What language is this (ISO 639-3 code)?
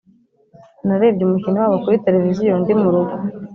kin